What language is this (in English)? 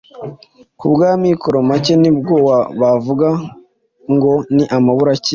Kinyarwanda